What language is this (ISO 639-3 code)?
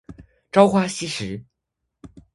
zho